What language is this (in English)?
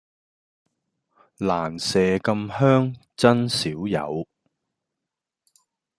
Cantonese